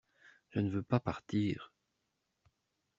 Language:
French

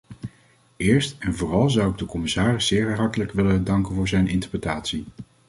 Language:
Dutch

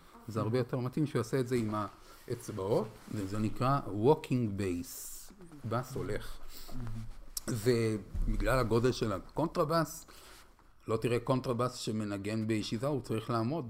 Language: Hebrew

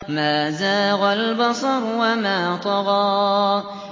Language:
Arabic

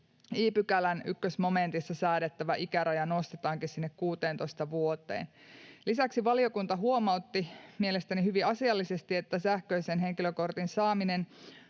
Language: Finnish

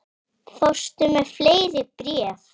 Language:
Icelandic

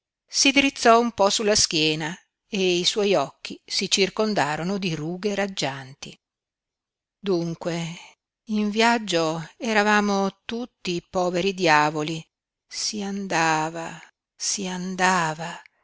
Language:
Italian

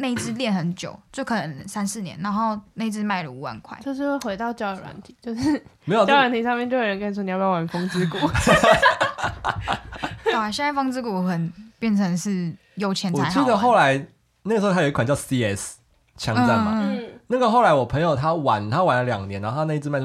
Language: Chinese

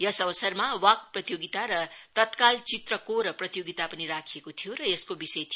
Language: Nepali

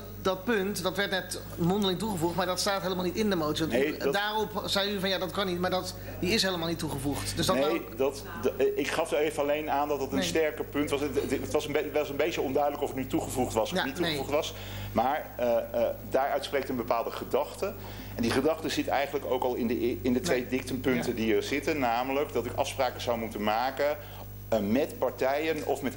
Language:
Dutch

